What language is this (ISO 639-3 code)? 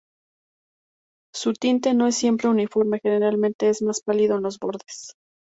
spa